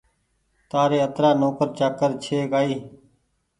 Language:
Goaria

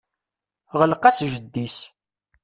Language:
Kabyle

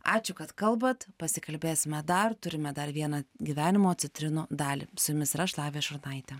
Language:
Lithuanian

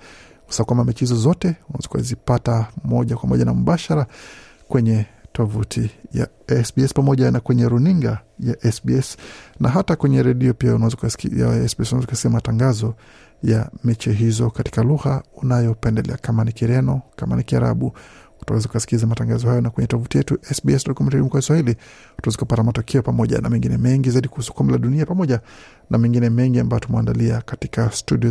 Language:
Swahili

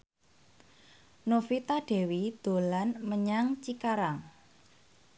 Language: Javanese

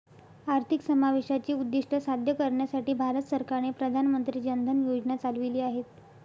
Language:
Marathi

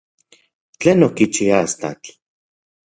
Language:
Central Puebla Nahuatl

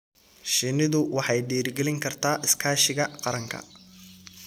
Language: Somali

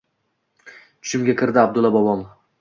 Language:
Uzbek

